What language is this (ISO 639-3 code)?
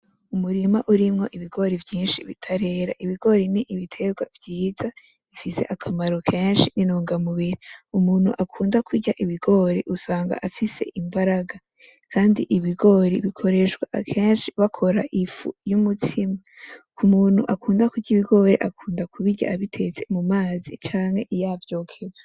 run